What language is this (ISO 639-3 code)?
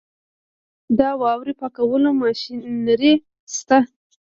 pus